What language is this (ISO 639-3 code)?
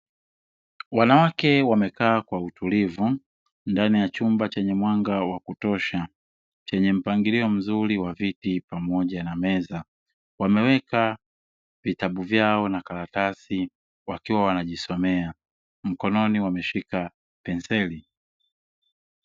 swa